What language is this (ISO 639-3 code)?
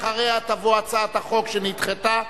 heb